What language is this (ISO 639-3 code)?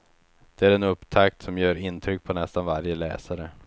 swe